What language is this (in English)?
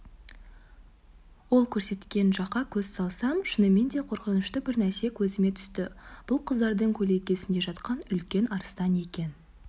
Kazakh